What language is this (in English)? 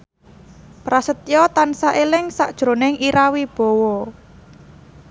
Javanese